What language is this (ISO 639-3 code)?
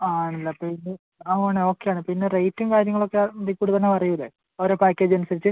mal